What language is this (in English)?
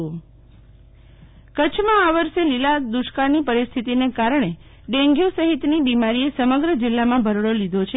Gujarati